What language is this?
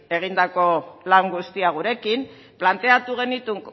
Basque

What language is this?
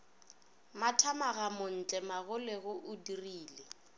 Northern Sotho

